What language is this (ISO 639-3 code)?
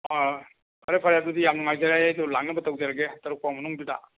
mni